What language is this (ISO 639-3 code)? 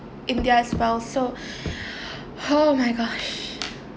eng